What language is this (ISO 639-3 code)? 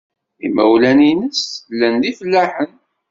kab